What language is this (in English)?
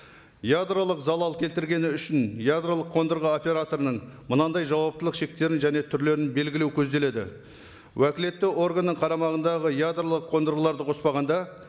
Kazakh